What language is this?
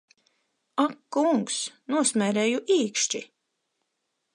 Latvian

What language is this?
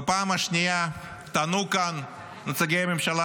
Hebrew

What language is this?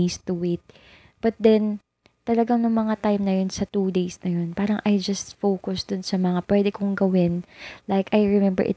Filipino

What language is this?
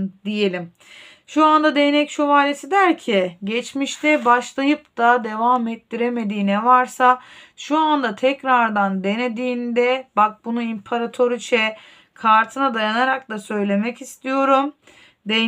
Turkish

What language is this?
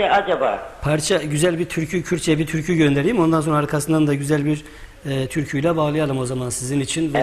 Turkish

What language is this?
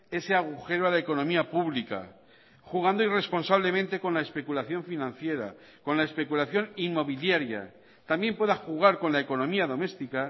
Spanish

